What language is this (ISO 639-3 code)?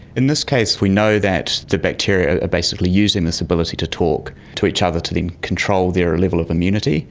eng